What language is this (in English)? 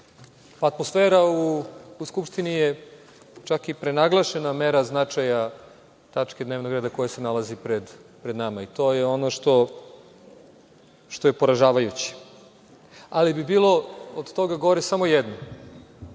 Serbian